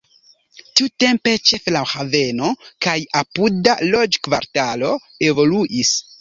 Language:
Esperanto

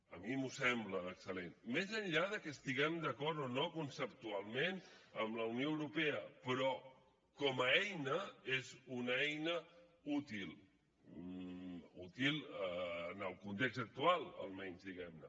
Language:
Catalan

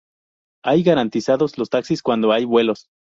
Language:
Spanish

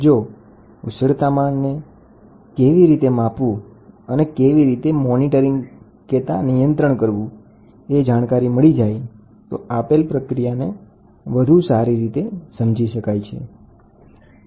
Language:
Gujarati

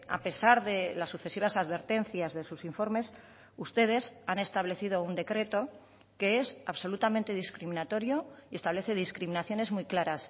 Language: Spanish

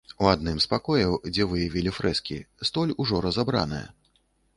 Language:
Belarusian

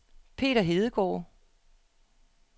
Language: Danish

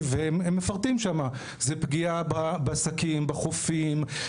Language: Hebrew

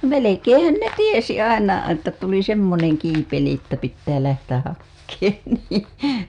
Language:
Finnish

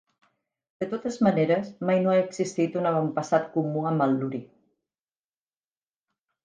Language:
Catalan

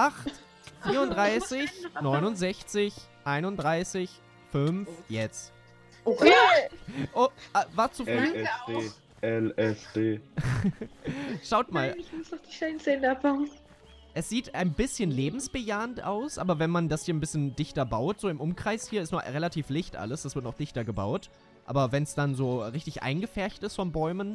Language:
German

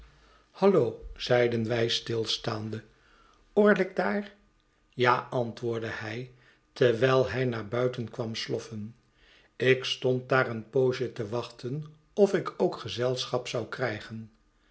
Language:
Dutch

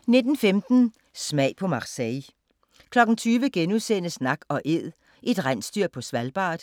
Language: Danish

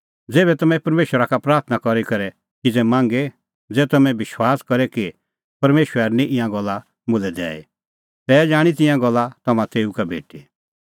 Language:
Kullu Pahari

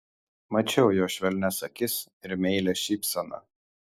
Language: Lithuanian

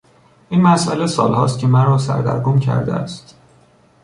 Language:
Persian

